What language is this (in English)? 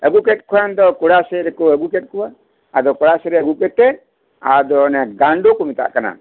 Santali